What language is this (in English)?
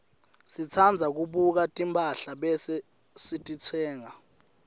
Swati